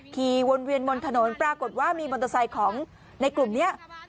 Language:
Thai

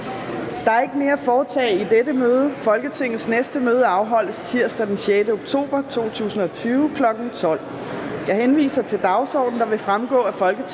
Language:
Danish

